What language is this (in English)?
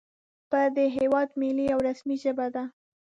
Pashto